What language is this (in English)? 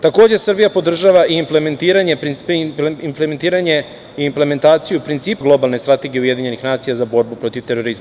Serbian